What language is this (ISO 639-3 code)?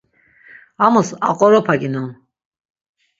lzz